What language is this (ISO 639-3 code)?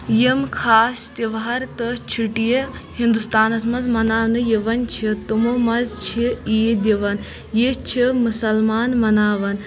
kas